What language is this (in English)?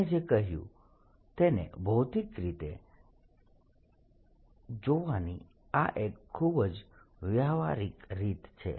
Gujarati